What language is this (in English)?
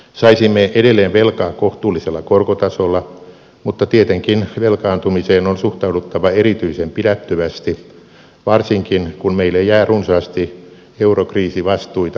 Finnish